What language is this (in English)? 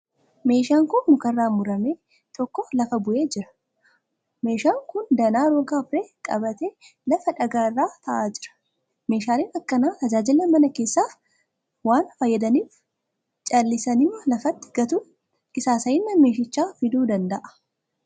Oromo